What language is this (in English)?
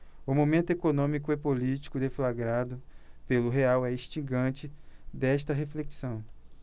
Portuguese